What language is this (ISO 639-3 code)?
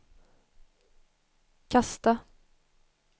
swe